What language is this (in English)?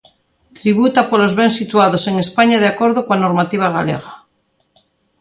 Galician